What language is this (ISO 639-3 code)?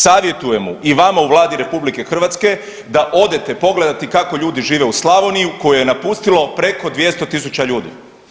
hrv